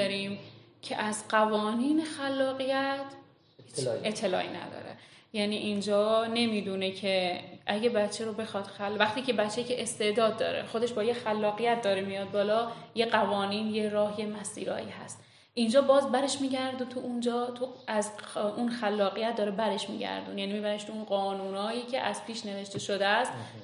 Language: Persian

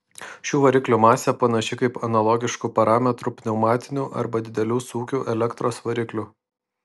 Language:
Lithuanian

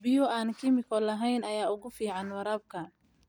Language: Somali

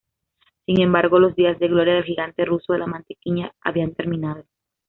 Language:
Spanish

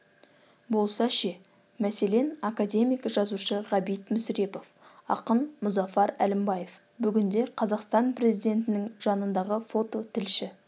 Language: Kazakh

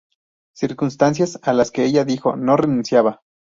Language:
Spanish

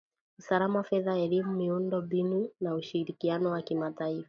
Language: Swahili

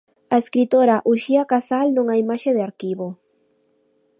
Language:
Galician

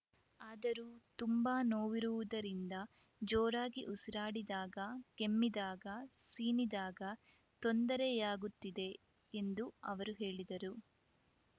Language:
Kannada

